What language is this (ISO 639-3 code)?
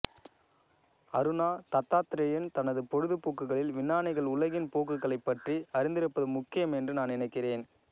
tam